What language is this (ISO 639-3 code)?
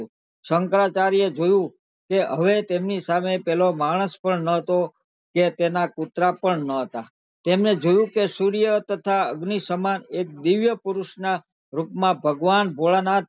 guj